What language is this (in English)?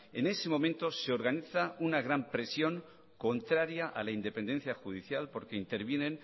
Spanish